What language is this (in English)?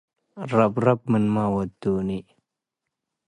Tigre